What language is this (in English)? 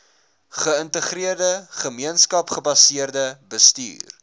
Afrikaans